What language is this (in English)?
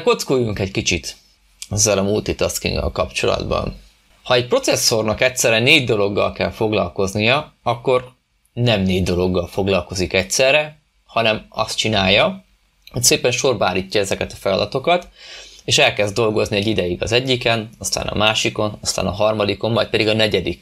Hungarian